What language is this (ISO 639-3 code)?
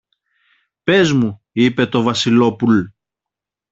ell